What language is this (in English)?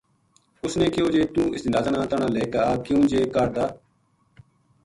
Gujari